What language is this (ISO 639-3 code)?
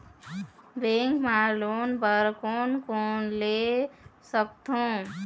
hne